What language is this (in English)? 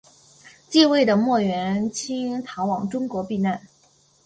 Chinese